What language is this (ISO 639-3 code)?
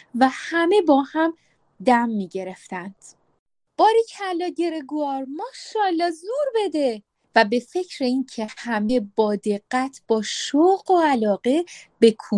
fas